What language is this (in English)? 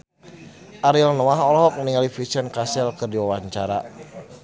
Sundanese